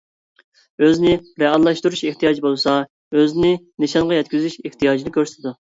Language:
Uyghur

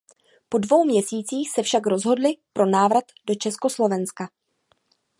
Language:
Czech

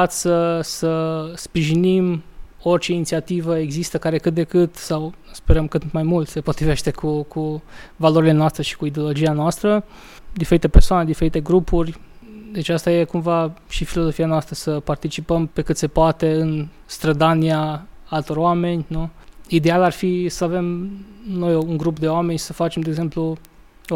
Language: Romanian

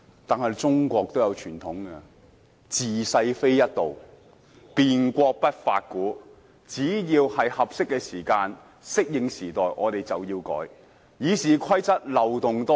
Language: Cantonese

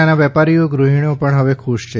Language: Gujarati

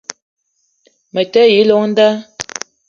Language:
Eton (Cameroon)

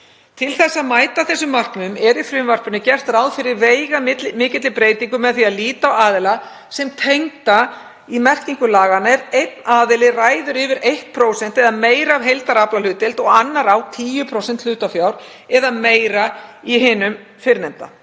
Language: Icelandic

